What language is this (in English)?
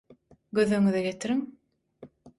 Turkmen